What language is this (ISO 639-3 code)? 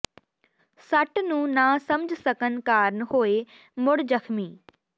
pan